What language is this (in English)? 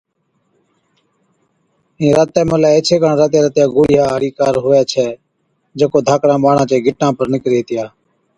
Od